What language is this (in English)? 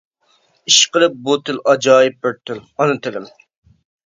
Uyghur